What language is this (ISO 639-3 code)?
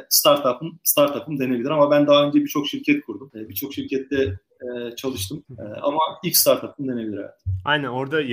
tur